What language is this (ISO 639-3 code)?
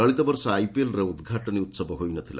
ori